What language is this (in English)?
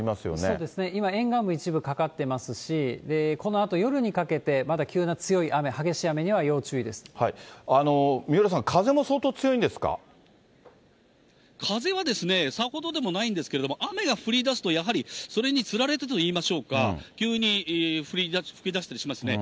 Japanese